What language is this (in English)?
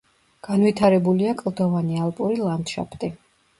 Georgian